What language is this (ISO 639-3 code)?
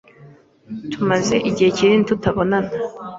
kin